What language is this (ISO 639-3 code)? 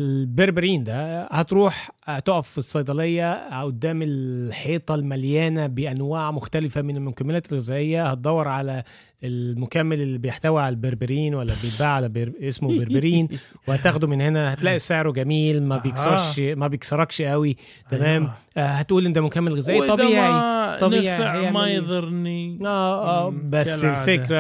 ara